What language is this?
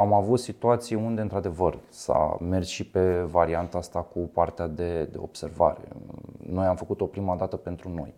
Romanian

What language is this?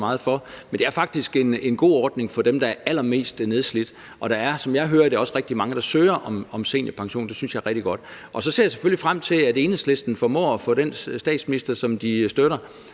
Danish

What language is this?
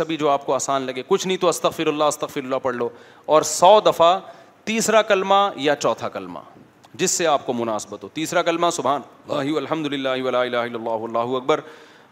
Urdu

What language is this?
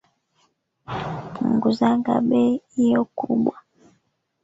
Swahili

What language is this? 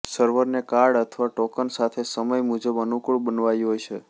Gujarati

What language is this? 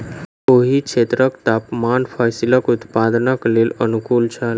Maithili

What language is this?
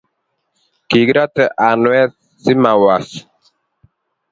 Kalenjin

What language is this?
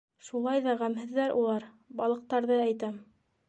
Bashkir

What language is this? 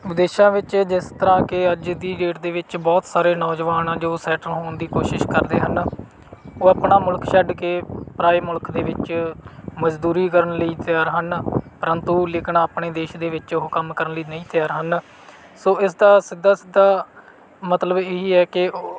Punjabi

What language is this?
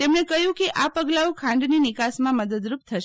Gujarati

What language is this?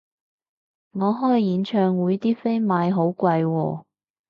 Cantonese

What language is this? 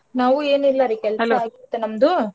Kannada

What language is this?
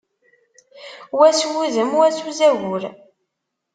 Kabyle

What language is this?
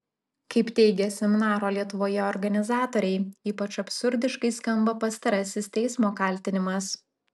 Lithuanian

